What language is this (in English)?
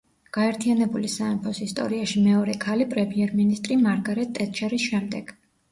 Georgian